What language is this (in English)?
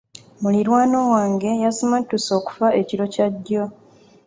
Ganda